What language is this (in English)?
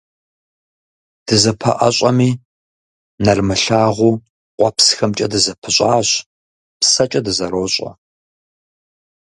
Kabardian